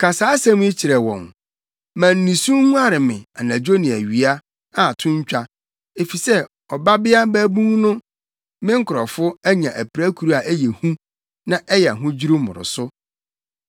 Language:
Akan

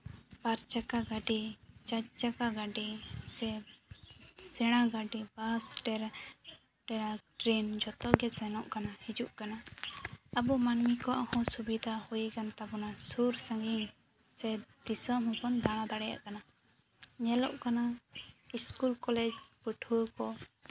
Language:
Santali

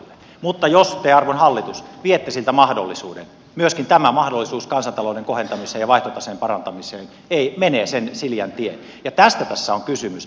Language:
Finnish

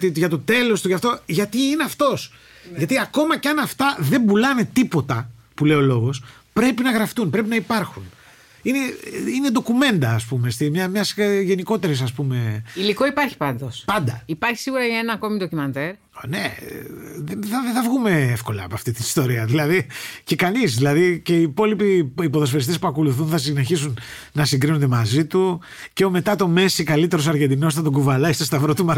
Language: Greek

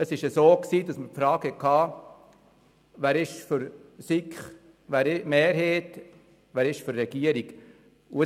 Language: Swiss German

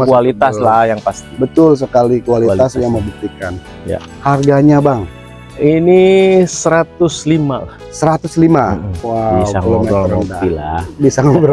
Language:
Indonesian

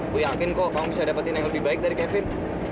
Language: Indonesian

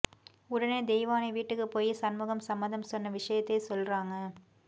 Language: Tamil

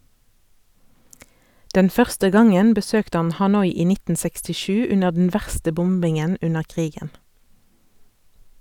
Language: Norwegian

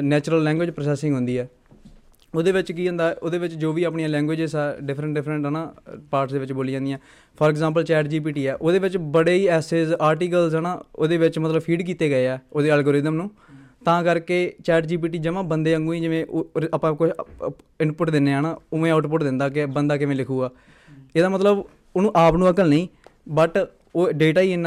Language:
Punjabi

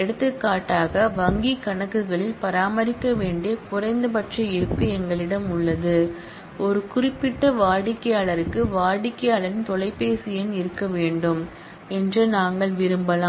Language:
Tamil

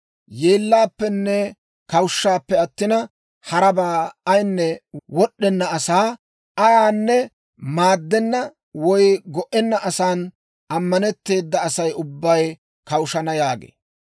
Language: Dawro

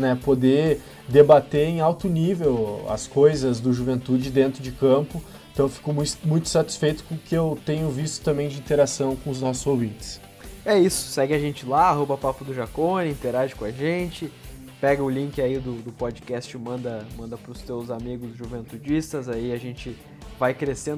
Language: Portuguese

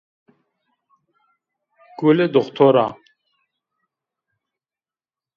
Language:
Zaza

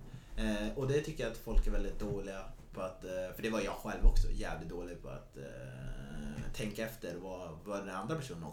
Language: Swedish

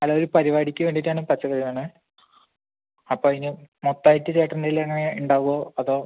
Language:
Malayalam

